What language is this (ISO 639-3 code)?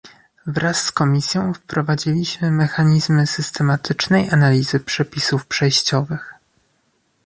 pol